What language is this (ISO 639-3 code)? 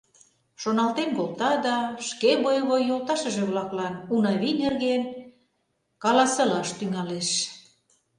chm